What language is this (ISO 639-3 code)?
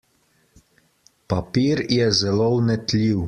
slv